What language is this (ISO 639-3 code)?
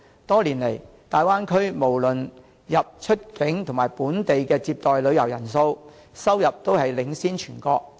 yue